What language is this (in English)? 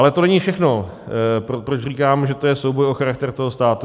Czech